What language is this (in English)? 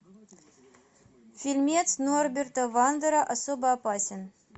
Russian